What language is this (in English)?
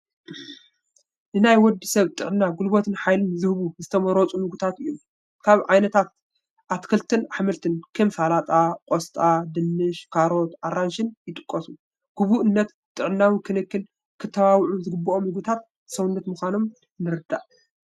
Tigrinya